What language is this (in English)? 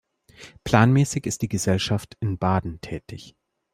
German